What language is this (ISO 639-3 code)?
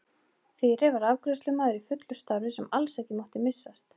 isl